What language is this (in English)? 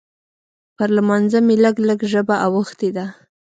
Pashto